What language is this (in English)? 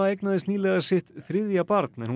Icelandic